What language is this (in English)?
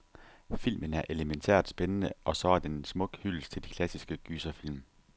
Danish